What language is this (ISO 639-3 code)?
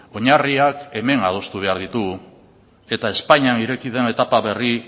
eus